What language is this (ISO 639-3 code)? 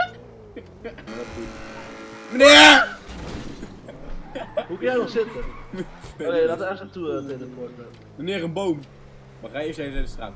nld